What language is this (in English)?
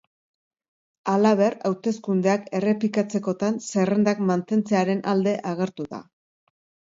Basque